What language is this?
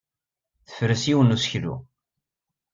Kabyle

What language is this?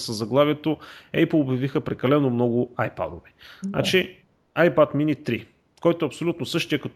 Bulgarian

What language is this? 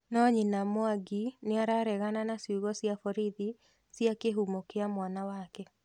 Kikuyu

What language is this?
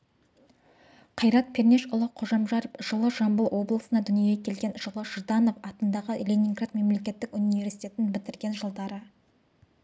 Kazakh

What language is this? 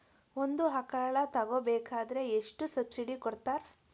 Kannada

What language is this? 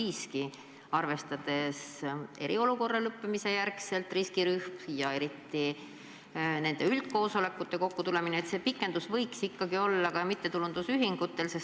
Estonian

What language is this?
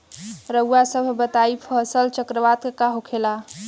Bhojpuri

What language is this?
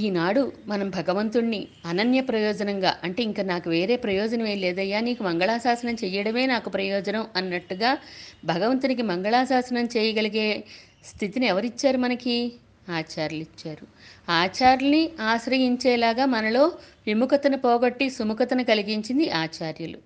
Telugu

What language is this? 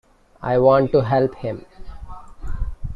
English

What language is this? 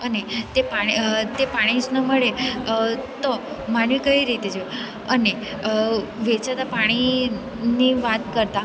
Gujarati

